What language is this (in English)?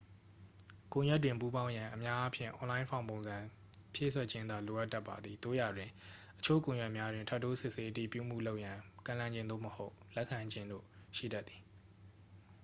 Burmese